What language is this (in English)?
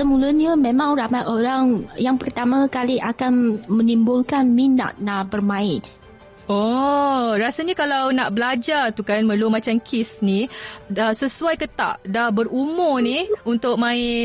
Malay